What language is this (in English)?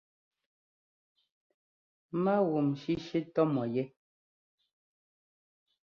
Ngomba